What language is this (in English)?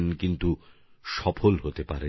Bangla